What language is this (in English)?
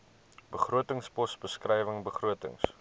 Afrikaans